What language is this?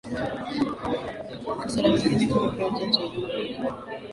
Swahili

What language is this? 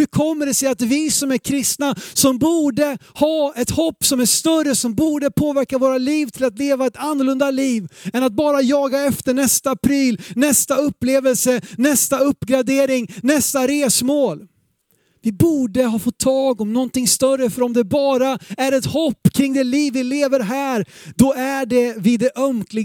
Swedish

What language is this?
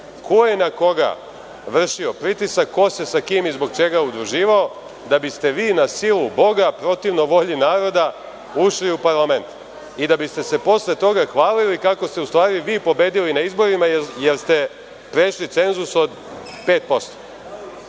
Serbian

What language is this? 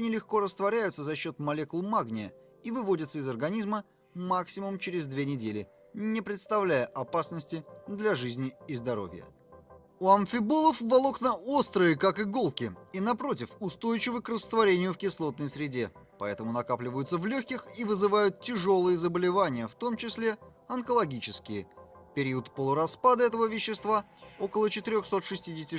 Russian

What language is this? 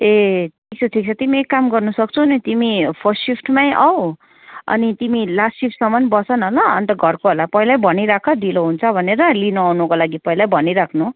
Nepali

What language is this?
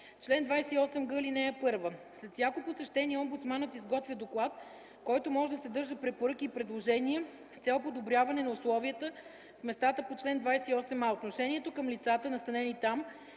Bulgarian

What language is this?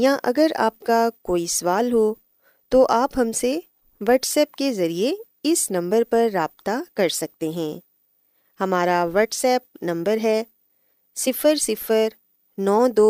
Urdu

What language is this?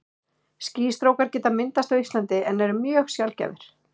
Icelandic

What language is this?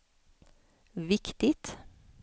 Swedish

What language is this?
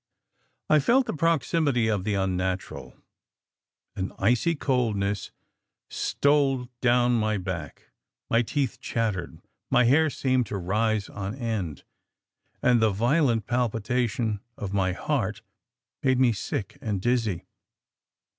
English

